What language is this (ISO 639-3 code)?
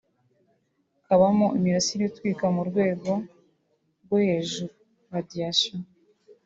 kin